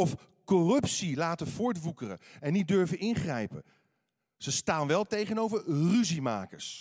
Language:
Dutch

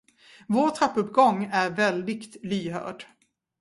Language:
Swedish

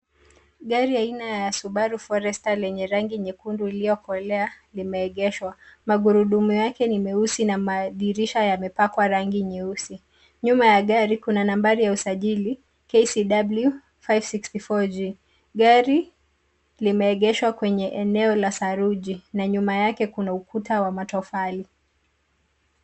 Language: Swahili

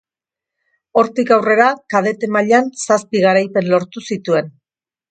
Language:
Basque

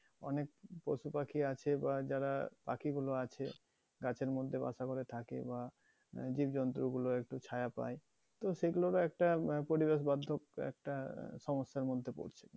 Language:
Bangla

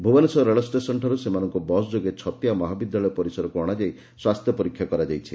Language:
Odia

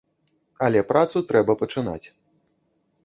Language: Belarusian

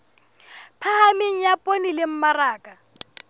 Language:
Southern Sotho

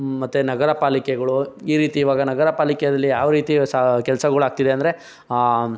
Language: Kannada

